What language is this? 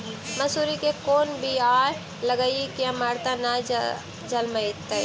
Magahi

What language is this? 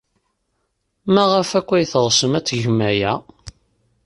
Kabyle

